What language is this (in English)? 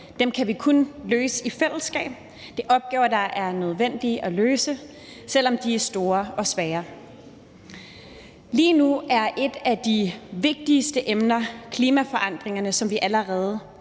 Danish